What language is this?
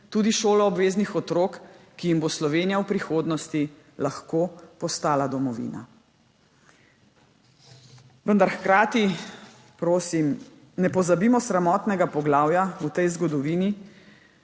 Slovenian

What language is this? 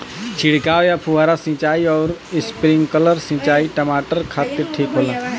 Bhojpuri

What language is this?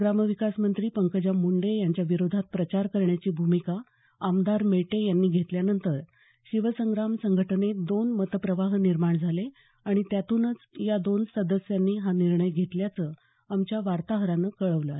Marathi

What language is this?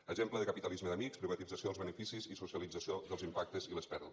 Catalan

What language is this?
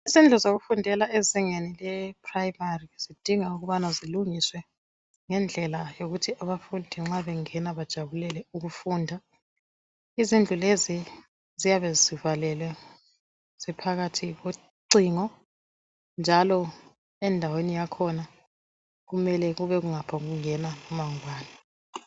North Ndebele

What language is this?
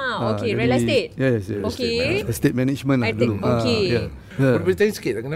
Malay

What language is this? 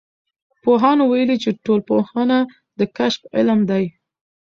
Pashto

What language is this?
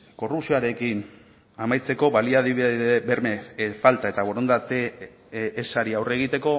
Basque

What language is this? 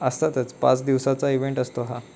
Marathi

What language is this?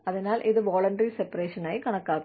Malayalam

